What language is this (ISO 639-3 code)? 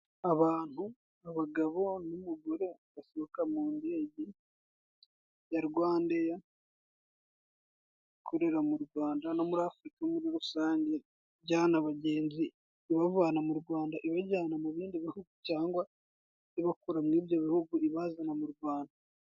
kin